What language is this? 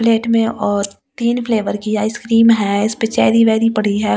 Hindi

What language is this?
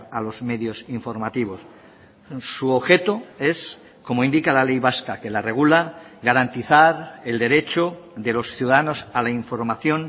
Spanish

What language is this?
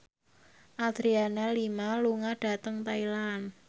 Javanese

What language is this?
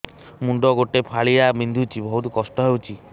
Odia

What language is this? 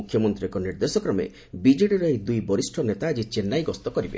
Odia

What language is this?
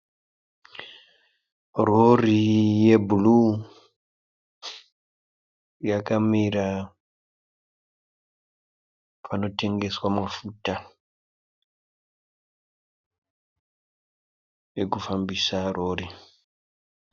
Shona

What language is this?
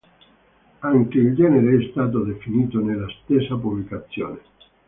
Italian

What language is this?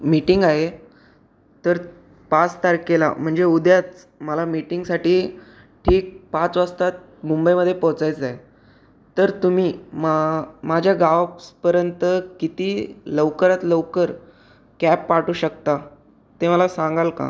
Marathi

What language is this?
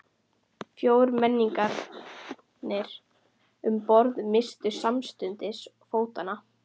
Icelandic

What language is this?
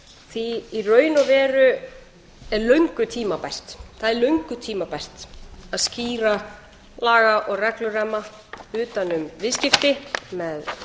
Icelandic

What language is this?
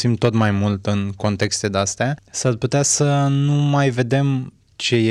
Romanian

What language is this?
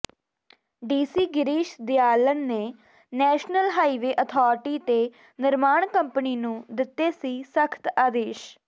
Punjabi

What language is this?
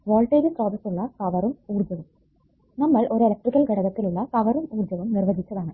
Malayalam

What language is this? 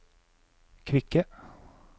Norwegian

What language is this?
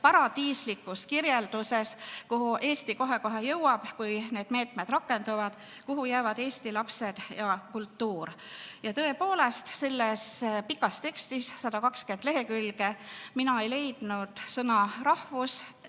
Estonian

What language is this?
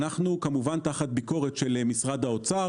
Hebrew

